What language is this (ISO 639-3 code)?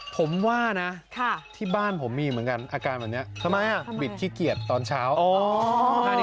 tha